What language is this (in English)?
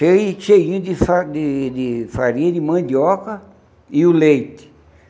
Portuguese